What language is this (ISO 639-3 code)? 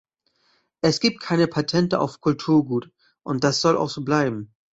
deu